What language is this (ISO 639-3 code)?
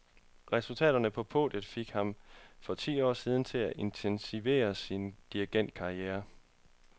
dan